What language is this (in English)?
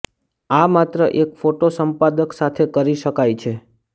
Gujarati